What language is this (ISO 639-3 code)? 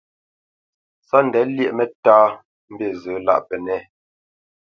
bce